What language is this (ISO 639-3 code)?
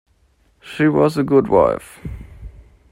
eng